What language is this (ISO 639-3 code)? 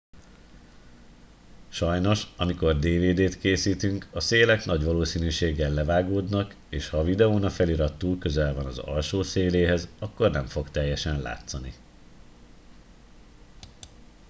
hun